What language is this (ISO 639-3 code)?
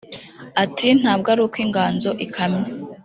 kin